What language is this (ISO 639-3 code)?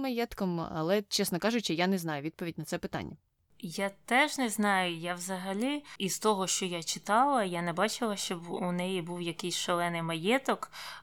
ukr